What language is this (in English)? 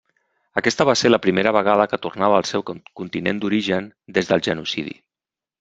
Catalan